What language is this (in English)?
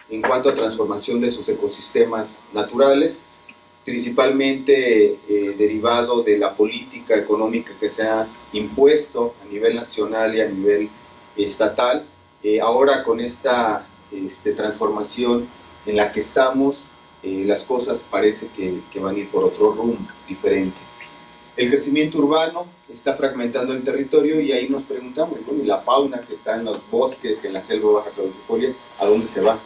Spanish